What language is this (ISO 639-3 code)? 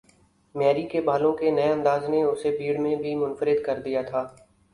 urd